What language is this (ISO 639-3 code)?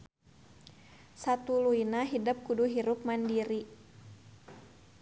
sun